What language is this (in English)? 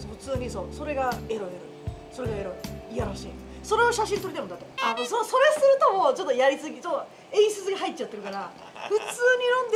Japanese